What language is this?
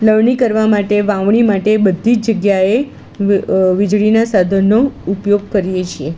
Gujarati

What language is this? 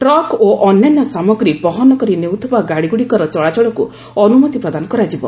Odia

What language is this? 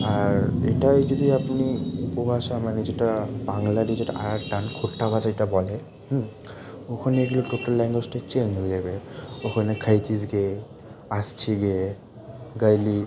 Bangla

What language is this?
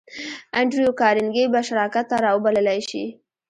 Pashto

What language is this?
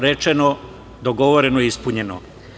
Serbian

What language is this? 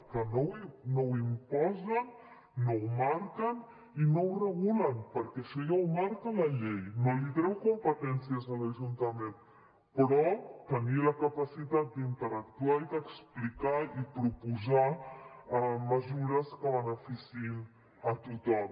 Catalan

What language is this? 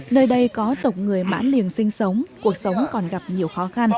Vietnamese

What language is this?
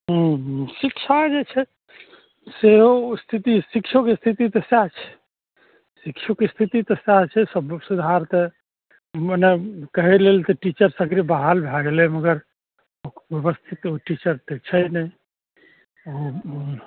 Maithili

